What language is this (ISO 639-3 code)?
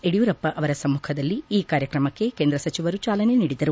kan